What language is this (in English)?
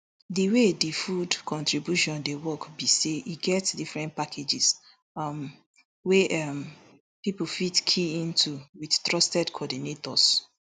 Nigerian Pidgin